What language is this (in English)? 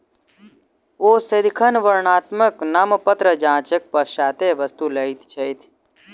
Maithili